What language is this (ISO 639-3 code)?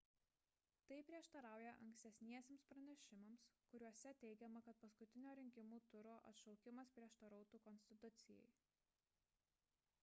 lit